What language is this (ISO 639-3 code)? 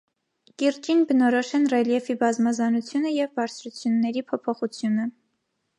hye